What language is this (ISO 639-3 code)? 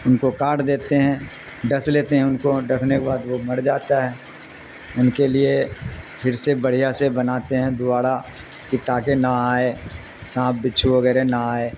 urd